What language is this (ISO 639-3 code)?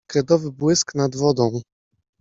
pol